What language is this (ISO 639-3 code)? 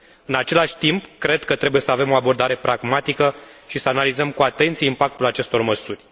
ron